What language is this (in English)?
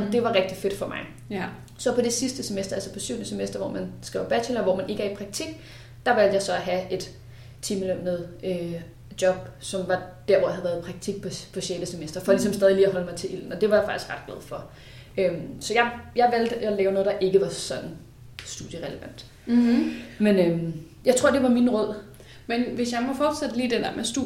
Danish